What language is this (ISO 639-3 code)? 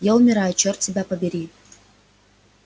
rus